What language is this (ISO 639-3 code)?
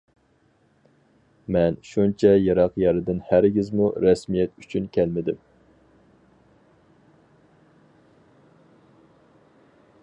uig